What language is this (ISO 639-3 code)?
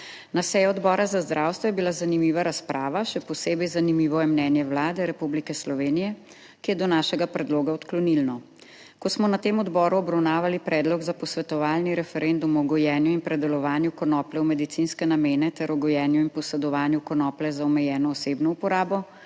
slv